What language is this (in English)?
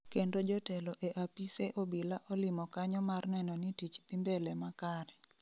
Luo (Kenya and Tanzania)